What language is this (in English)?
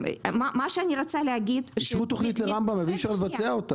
Hebrew